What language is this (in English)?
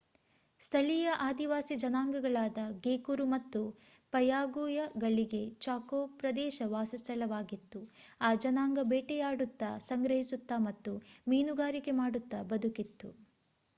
Kannada